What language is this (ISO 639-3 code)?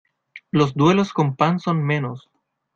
spa